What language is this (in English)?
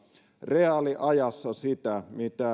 Finnish